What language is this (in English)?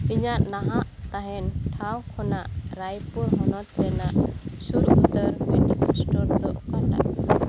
Santali